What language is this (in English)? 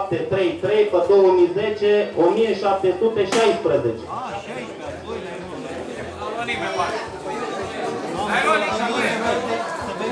Romanian